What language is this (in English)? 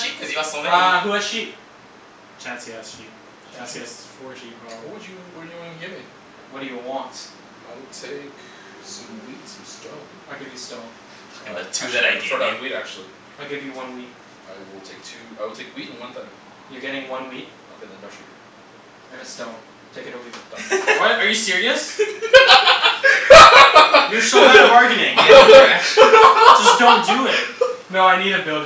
English